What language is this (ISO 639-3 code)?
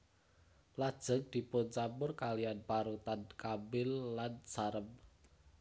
jav